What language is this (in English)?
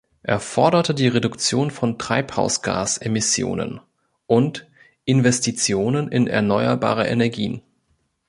German